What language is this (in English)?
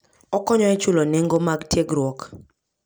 Luo (Kenya and Tanzania)